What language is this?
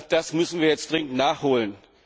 German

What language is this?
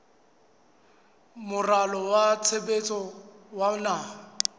Southern Sotho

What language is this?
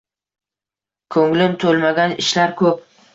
Uzbek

